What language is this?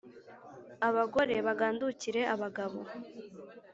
Kinyarwanda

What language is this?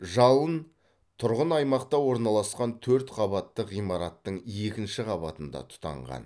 Kazakh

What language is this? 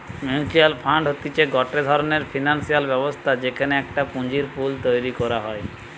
Bangla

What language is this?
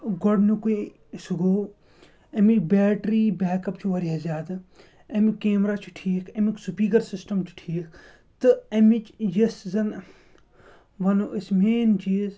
Kashmiri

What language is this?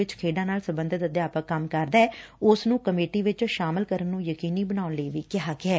Punjabi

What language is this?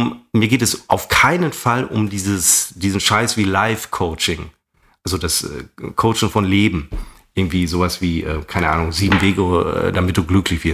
German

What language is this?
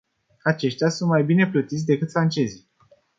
Romanian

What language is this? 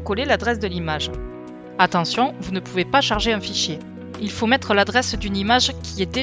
French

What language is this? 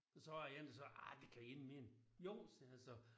Danish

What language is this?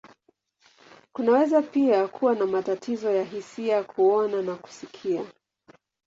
Swahili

